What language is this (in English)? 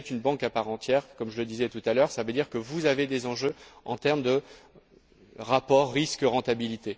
French